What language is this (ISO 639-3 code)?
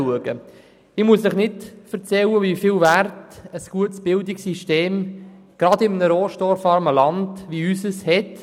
gsw